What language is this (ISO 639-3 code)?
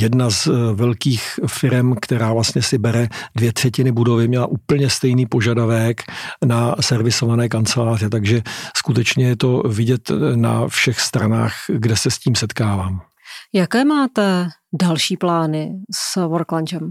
ces